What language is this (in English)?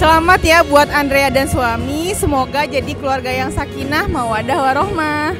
Indonesian